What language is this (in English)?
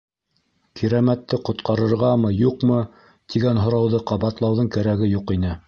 Bashkir